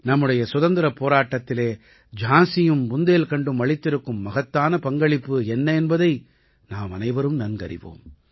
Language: Tamil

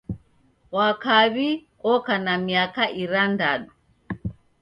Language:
Taita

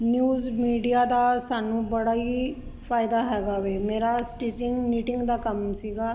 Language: Punjabi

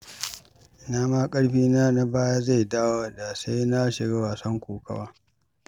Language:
Hausa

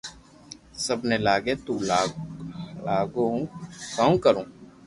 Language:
Loarki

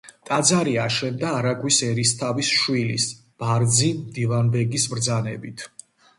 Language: Georgian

